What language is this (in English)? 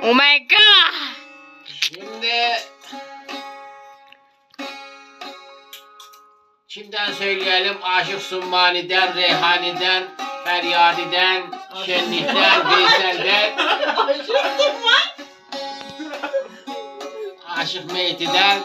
Turkish